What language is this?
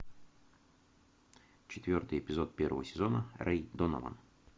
Russian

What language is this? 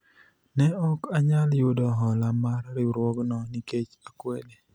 Luo (Kenya and Tanzania)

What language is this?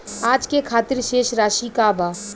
Bhojpuri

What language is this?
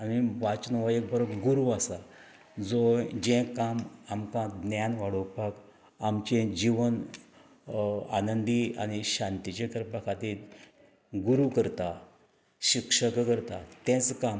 Konkani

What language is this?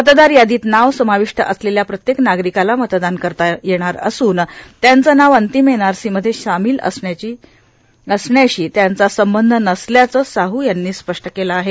Marathi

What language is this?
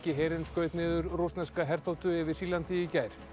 Icelandic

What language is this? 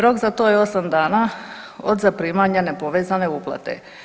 Croatian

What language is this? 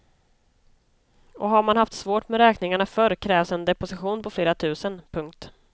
Swedish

